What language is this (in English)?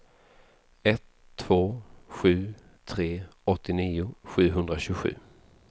Swedish